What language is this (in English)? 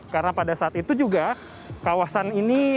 Indonesian